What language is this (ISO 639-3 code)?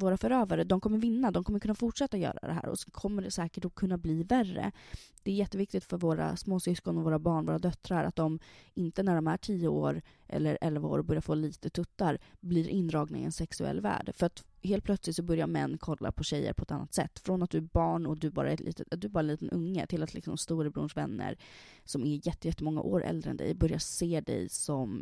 swe